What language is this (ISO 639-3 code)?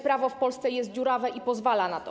pol